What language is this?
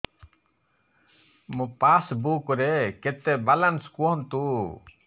Odia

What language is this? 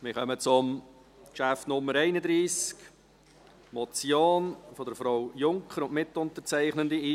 Swiss German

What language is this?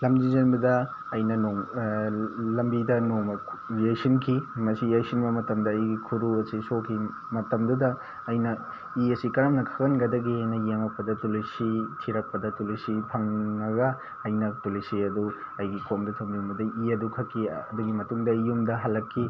Manipuri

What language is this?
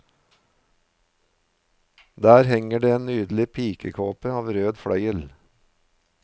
Norwegian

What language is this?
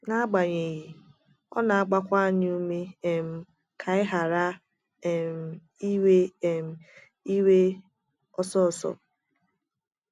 Igbo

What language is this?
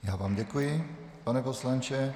Czech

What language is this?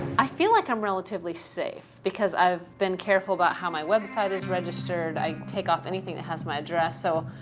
English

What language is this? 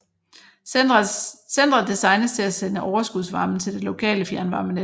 Danish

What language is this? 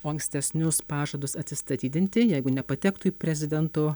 Lithuanian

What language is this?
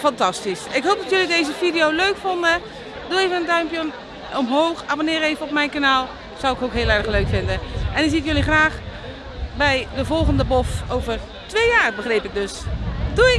Dutch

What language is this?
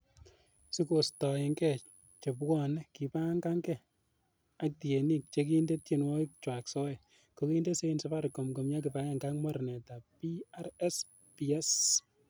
Kalenjin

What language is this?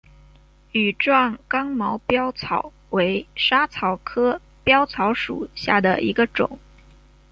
Chinese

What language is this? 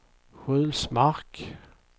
Swedish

